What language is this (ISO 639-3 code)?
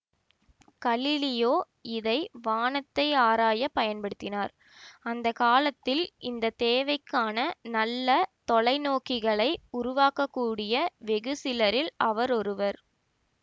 tam